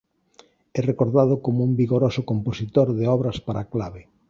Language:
Galician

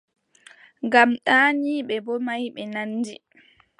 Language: Adamawa Fulfulde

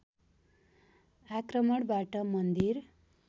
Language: Nepali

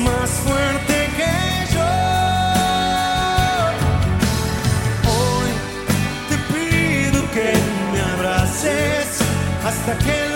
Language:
Spanish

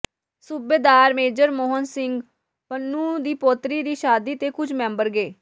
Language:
Punjabi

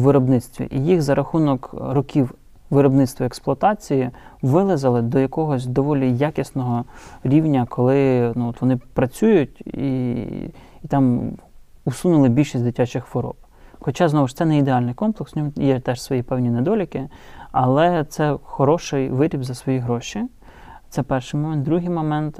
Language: Ukrainian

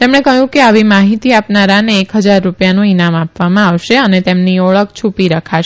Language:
Gujarati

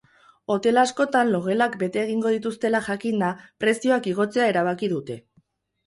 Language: Basque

